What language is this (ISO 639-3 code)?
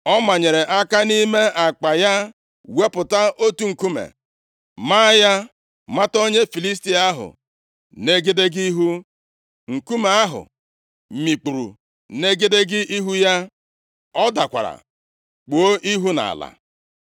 ibo